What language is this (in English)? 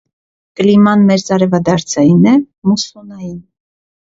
Armenian